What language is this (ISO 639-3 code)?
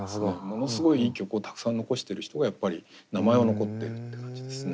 jpn